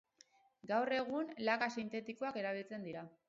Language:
Basque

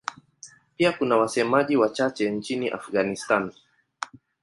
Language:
Swahili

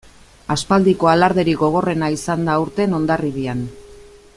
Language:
Basque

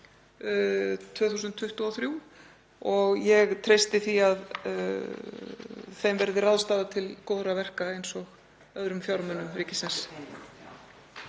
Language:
Icelandic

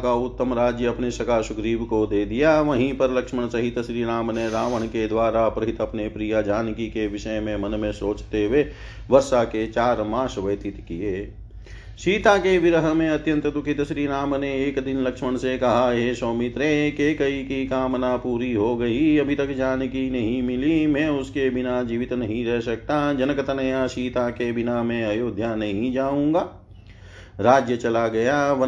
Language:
Hindi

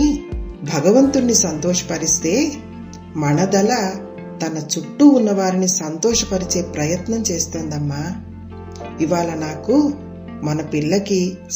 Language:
Telugu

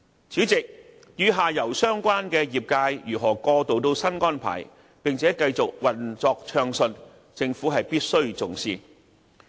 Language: Cantonese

